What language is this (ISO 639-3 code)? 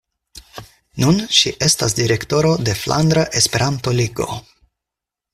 epo